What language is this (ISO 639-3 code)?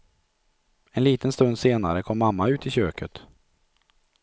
swe